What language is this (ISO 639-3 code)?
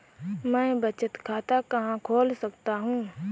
hin